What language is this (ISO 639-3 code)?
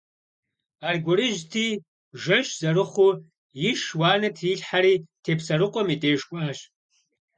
kbd